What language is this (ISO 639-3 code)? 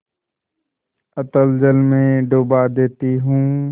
hin